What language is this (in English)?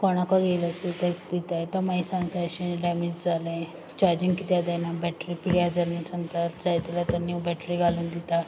Konkani